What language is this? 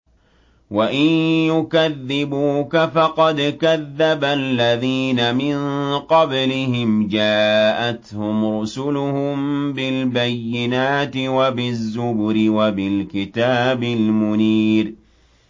Arabic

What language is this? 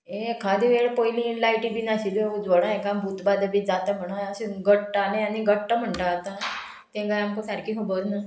Konkani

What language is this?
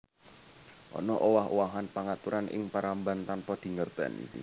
Javanese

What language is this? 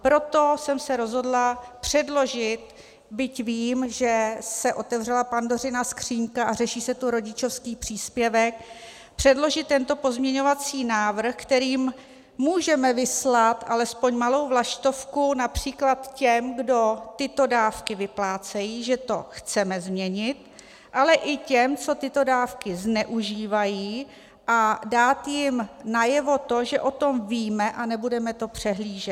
Czech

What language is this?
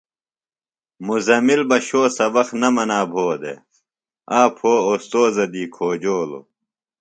Phalura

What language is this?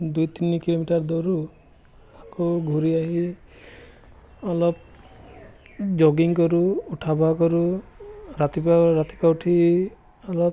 Assamese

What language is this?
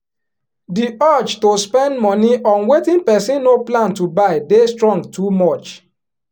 Nigerian Pidgin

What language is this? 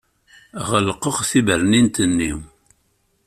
Kabyle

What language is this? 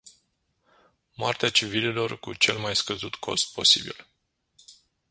Romanian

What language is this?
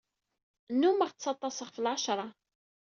Kabyle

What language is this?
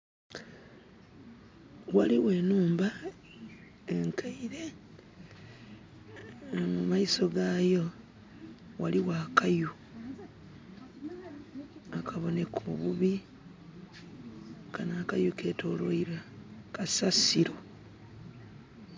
Soga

